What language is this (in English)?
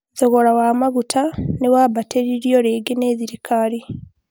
Kikuyu